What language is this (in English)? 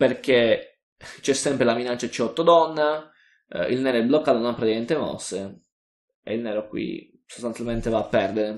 Italian